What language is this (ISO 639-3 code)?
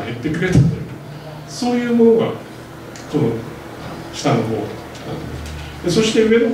jpn